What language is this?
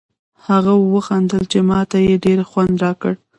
Pashto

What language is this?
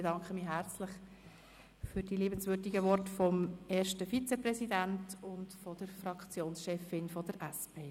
Swiss German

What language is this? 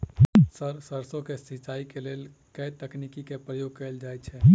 Maithili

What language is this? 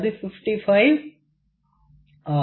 Tamil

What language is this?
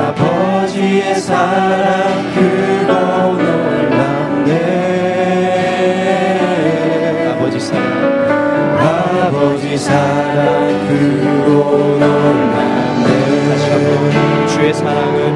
Korean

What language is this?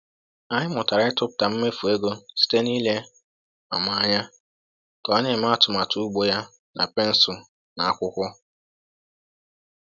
Igbo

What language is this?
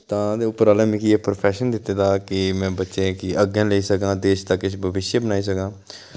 Dogri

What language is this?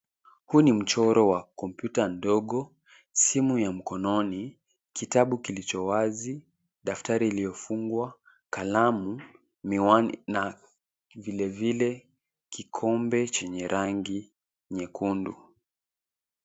Swahili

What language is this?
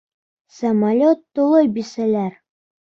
Bashkir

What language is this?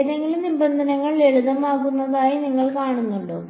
Malayalam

